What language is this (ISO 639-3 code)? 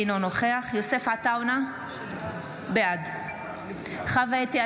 heb